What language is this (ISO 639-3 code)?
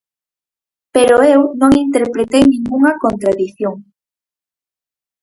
glg